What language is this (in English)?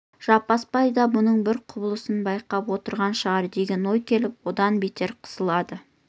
Kazakh